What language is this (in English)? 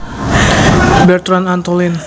Javanese